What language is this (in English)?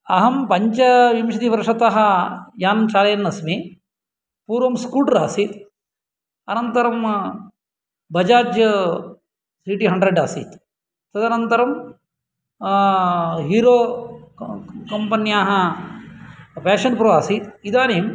Sanskrit